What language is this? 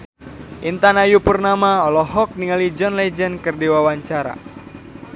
Sundanese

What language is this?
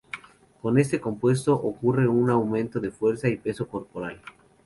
Spanish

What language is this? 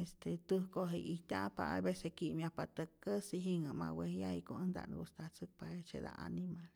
Rayón Zoque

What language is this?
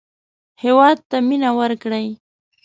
Pashto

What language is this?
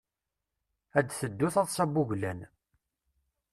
Kabyle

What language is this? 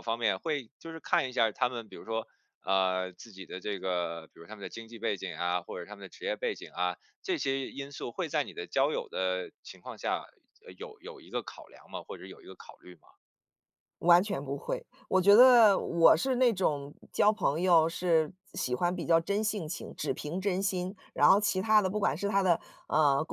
Chinese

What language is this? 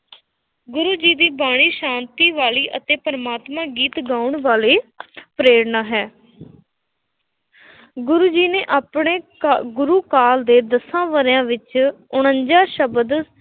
Punjabi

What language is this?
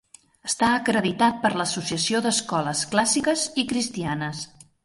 Catalan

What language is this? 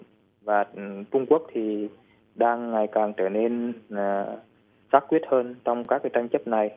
Vietnamese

